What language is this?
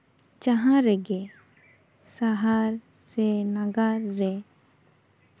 Santali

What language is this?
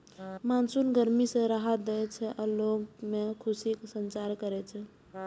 Maithili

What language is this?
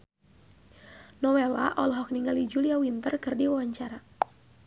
Sundanese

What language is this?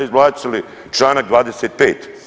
Croatian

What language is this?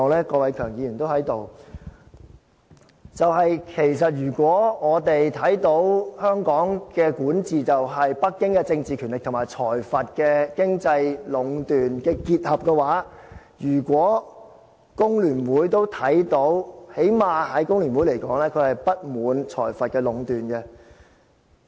Cantonese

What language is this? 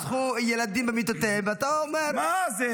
Hebrew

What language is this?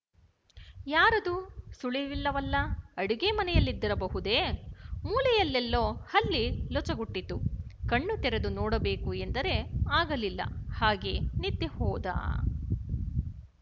Kannada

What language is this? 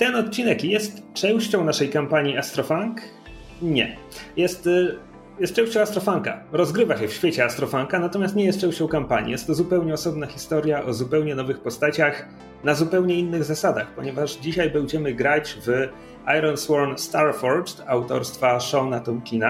Polish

